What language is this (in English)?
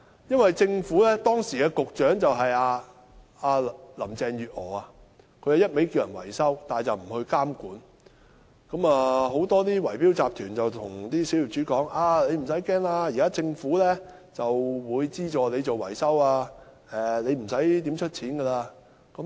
Cantonese